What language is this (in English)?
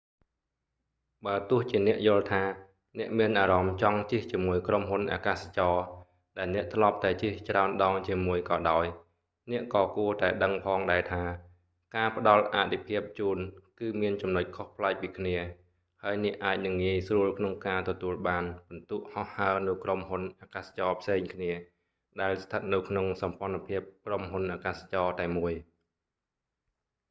Khmer